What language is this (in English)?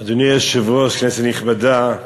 Hebrew